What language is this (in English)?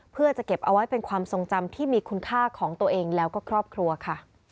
Thai